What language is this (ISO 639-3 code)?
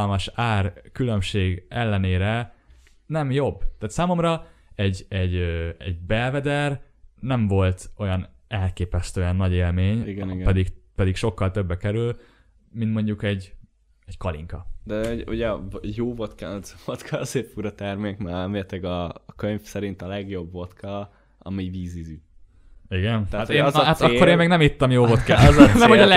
hun